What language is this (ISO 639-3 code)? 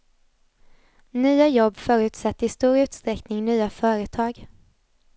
swe